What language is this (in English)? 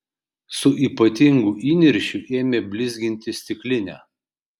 Lithuanian